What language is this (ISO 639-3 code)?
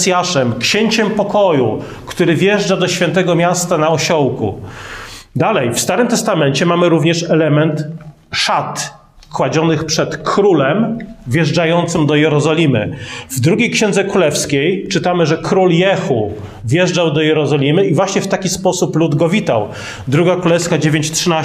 pol